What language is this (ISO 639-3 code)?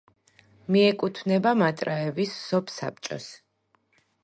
kat